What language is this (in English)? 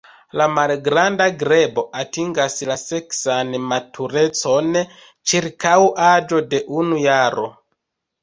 Esperanto